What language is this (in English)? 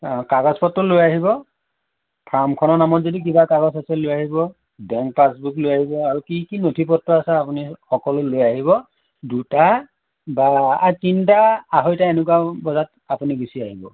Assamese